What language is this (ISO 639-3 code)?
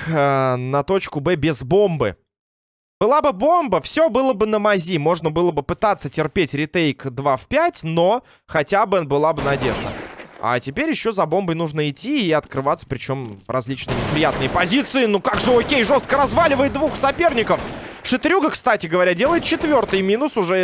rus